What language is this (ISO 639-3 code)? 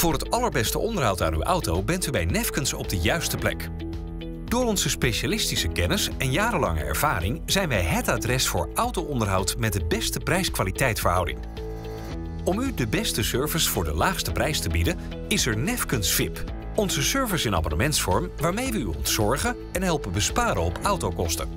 nld